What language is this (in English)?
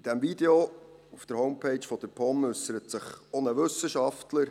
Swiss German